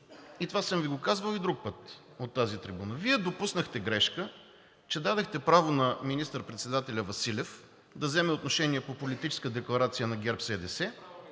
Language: Bulgarian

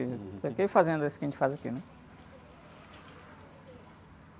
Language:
Portuguese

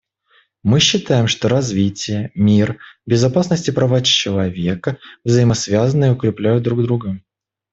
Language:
Russian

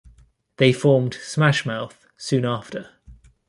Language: English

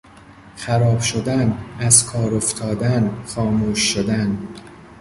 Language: Persian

